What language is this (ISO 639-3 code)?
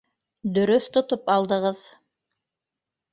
bak